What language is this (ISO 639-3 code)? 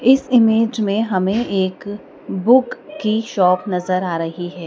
hin